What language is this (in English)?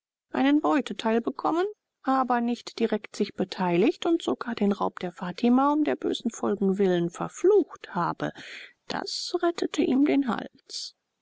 German